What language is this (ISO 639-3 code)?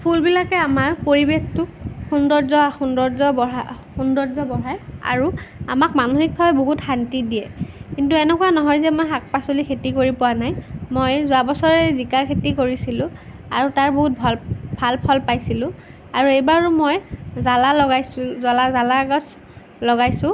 asm